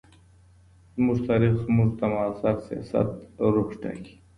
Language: Pashto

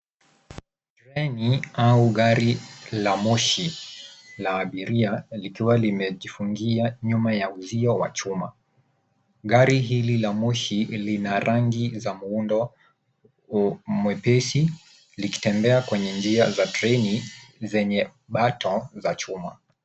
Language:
Swahili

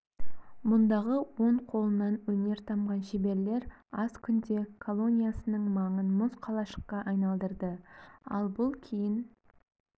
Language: Kazakh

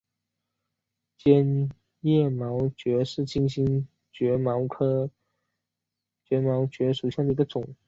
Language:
Chinese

